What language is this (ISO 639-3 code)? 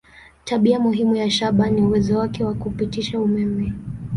swa